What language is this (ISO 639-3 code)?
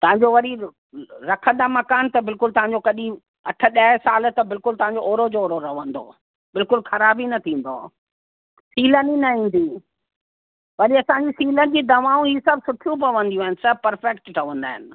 snd